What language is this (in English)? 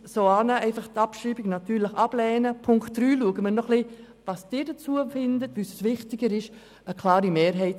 Swiss German